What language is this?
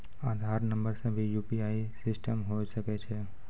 Maithili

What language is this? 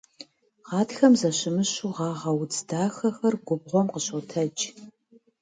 Kabardian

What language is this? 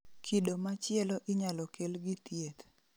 Luo (Kenya and Tanzania)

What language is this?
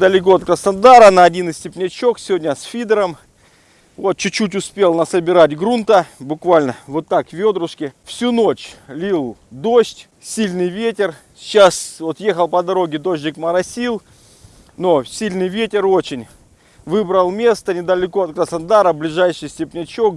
Russian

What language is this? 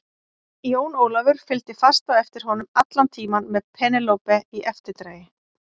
Icelandic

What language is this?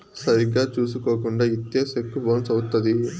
Telugu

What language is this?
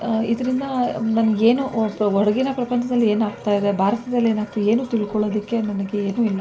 Kannada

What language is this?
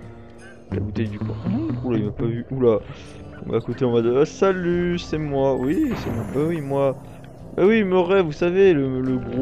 French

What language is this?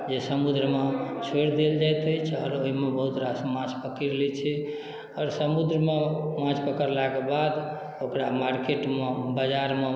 Maithili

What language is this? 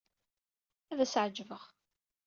Kabyle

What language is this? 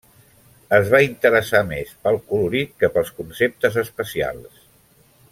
Catalan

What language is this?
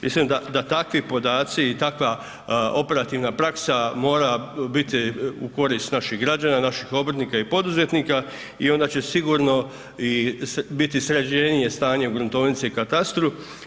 Croatian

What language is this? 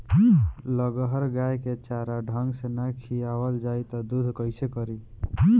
Bhojpuri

